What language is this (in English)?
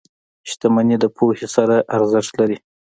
Pashto